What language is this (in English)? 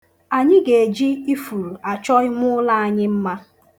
Igbo